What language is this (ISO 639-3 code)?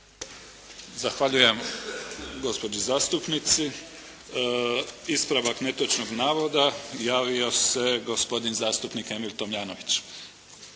hrv